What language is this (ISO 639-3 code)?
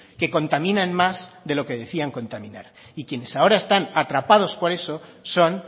spa